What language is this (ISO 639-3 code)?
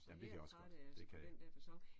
dan